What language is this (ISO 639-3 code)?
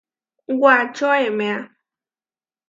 var